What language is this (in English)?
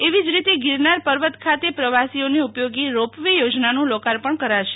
Gujarati